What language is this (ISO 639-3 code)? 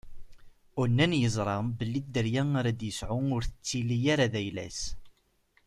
kab